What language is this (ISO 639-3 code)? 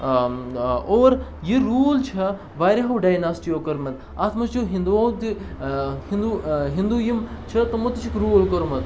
kas